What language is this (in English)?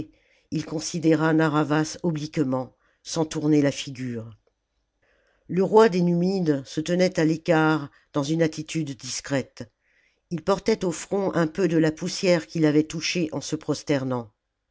French